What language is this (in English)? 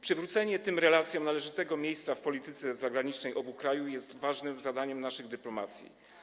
Polish